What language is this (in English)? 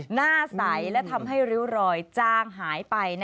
Thai